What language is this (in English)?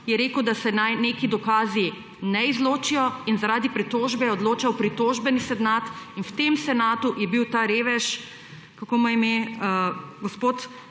Slovenian